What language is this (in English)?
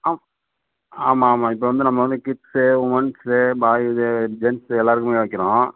Tamil